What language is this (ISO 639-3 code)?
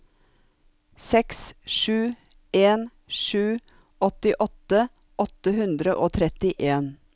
nor